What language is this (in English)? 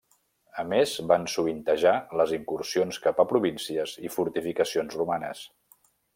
Catalan